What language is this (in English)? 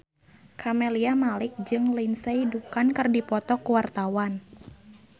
Sundanese